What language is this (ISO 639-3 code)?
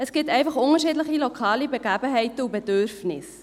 gsw